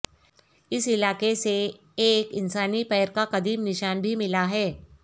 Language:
Urdu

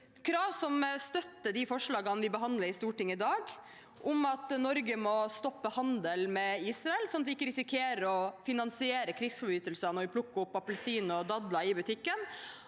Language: Norwegian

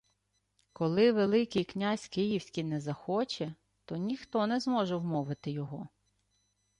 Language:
Ukrainian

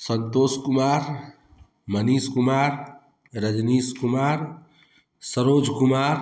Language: Hindi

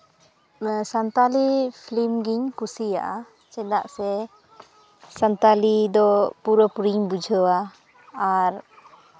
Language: Santali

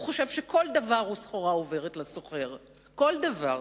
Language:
Hebrew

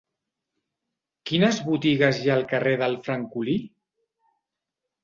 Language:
Catalan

